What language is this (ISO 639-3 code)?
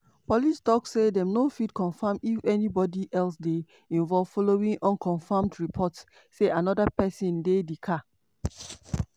pcm